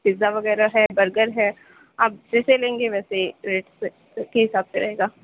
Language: Urdu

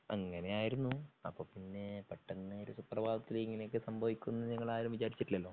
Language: Malayalam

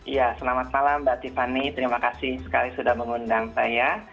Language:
Indonesian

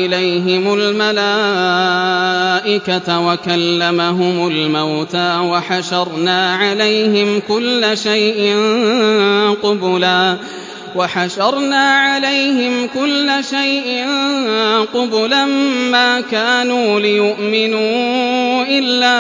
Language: Arabic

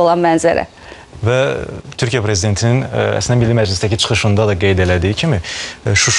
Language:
Turkish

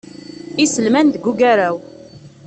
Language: Kabyle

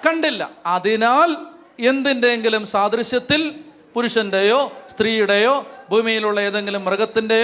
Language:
Malayalam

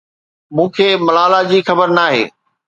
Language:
Sindhi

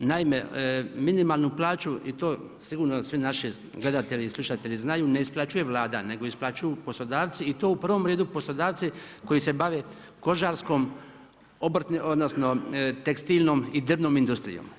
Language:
Croatian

